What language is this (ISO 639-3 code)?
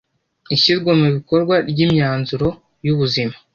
kin